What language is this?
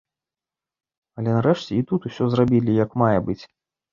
Belarusian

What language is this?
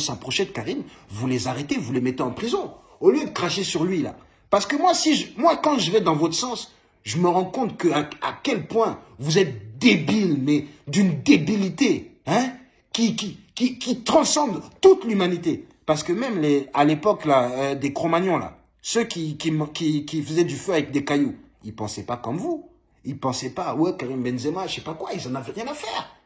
French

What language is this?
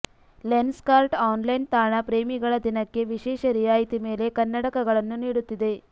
Kannada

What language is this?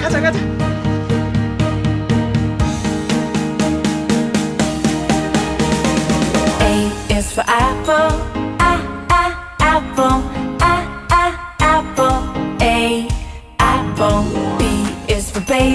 English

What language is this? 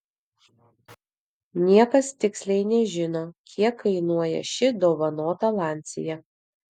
Lithuanian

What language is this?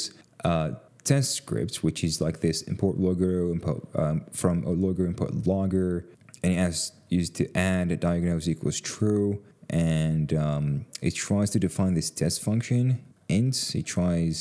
English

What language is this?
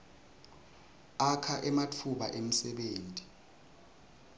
Swati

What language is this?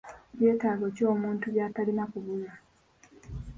Ganda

